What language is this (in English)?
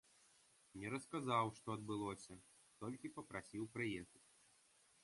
Belarusian